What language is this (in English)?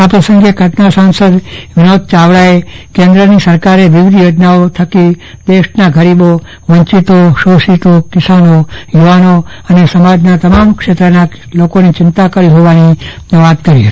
Gujarati